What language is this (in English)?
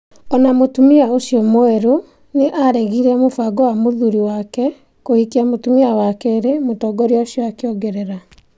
Kikuyu